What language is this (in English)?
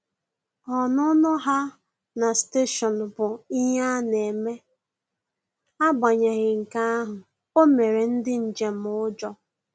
Igbo